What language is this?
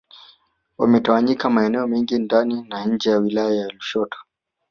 Swahili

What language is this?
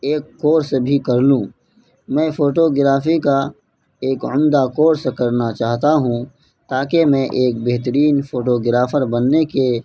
Urdu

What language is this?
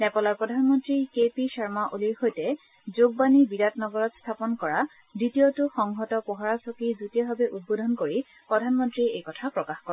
Assamese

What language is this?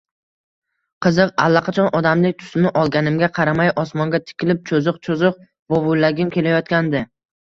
Uzbek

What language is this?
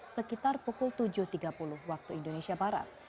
Indonesian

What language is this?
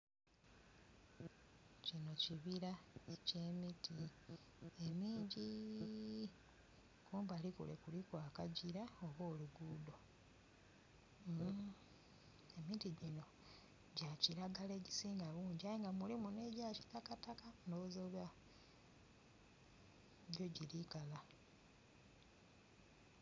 Soga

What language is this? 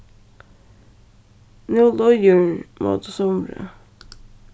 Faroese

